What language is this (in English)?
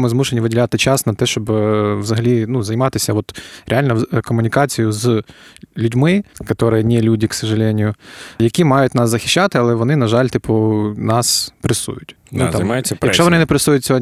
Ukrainian